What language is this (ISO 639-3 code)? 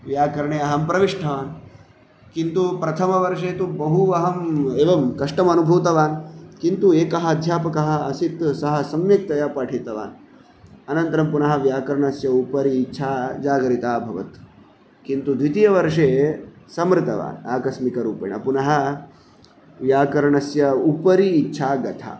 san